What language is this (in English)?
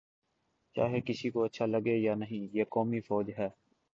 Urdu